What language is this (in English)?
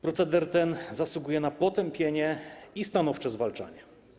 Polish